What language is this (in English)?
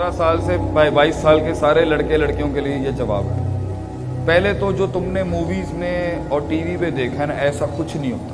Urdu